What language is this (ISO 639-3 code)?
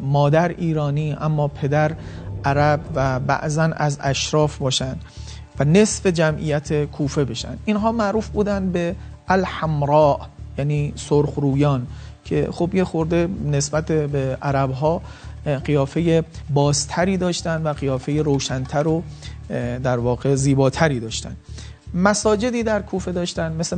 fas